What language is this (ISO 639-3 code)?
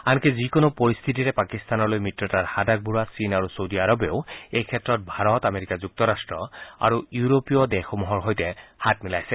asm